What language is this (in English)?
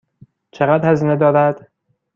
Persian